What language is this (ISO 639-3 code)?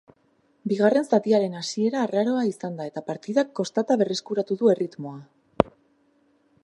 eus